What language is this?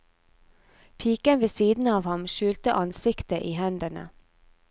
Norwegian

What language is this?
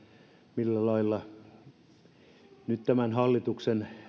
Finnish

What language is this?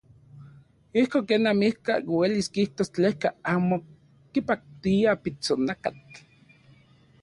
Central Puebla Nahuatl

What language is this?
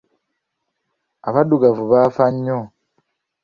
Ganda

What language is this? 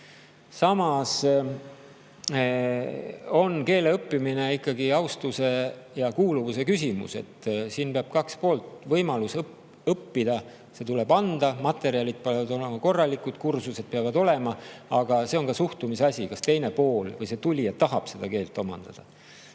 Estonian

